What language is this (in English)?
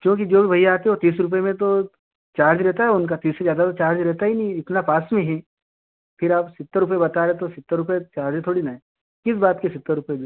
Hindi